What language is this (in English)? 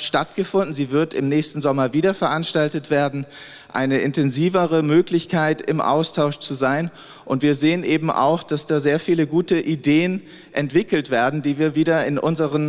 German